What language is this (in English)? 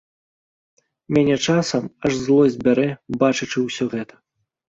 Belarusian